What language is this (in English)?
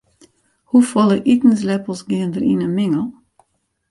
Western Frisian